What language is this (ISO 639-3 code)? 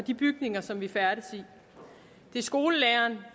dan